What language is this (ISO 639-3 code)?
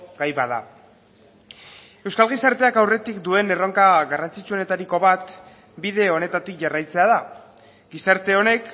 eus